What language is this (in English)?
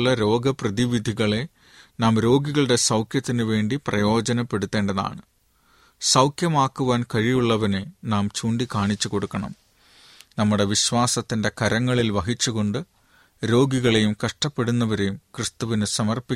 Malayalam